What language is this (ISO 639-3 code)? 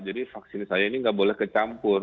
ind